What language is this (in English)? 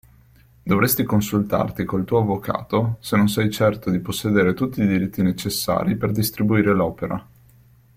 Italian